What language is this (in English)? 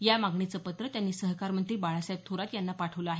Marathi